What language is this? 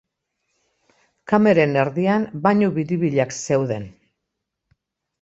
Basque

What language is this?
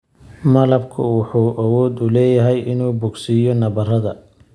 Somali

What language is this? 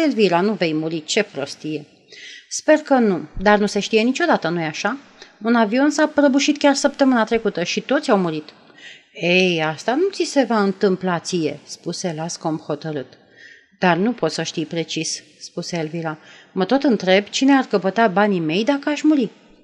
Romanian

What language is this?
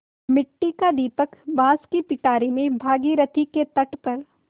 Hindi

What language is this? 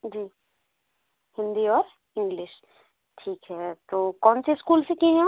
Hindi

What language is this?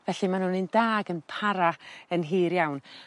Welsh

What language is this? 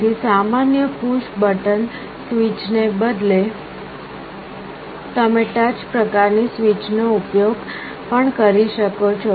Gujarati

